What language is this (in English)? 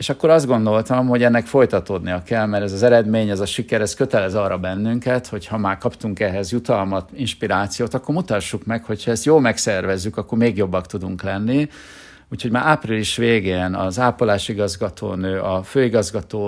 Hungarian